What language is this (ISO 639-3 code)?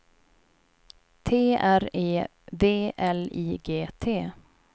swe